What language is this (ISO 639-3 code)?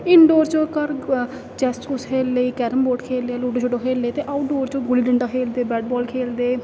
doi